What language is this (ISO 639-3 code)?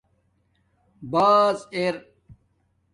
dmk